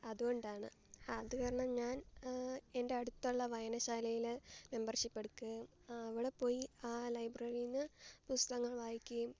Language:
Malayalam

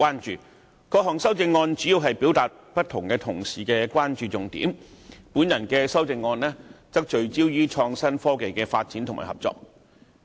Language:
Cantonese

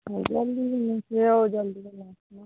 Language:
Odia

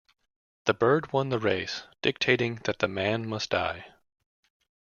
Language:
English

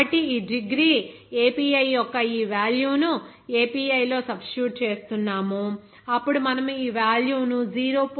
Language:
Telugu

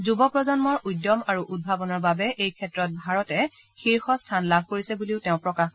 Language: Assamese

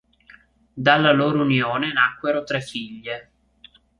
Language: Italian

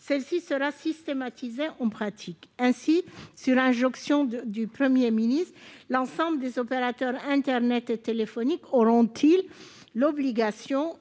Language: French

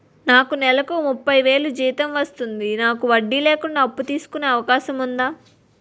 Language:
Telugu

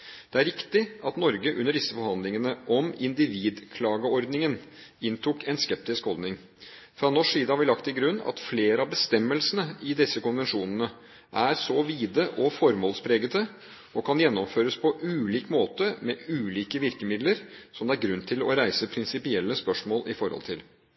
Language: Norwegian Bokmål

